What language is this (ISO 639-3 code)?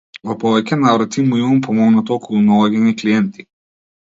mkd